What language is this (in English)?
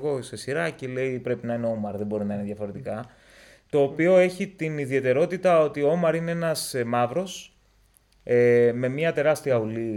Greek